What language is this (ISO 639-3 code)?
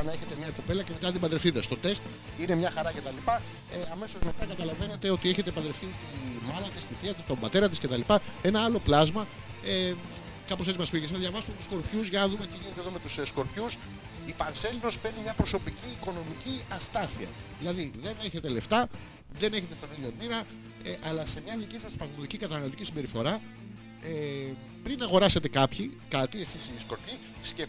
ell